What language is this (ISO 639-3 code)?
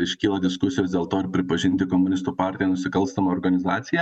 lit